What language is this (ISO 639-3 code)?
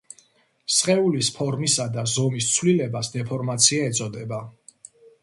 kat